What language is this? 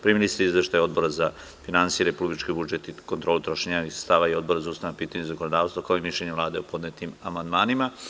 Serbian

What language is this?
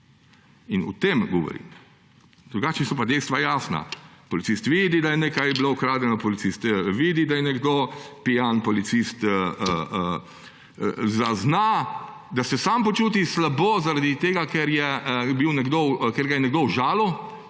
Slovenian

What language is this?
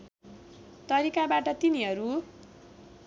Nepali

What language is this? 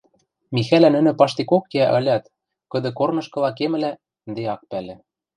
Western Mari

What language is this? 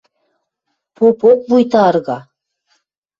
Western Mari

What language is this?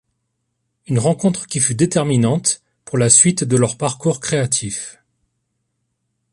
French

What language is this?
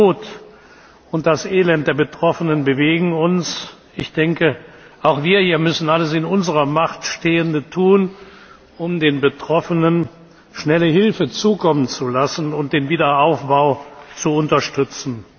German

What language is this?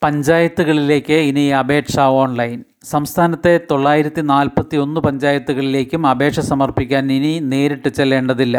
Malayalam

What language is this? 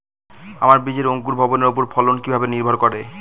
Bangla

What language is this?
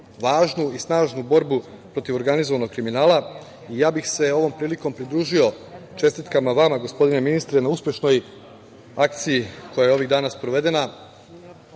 Serbian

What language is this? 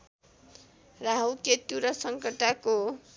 Nepali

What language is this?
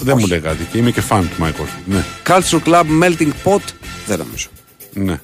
Greek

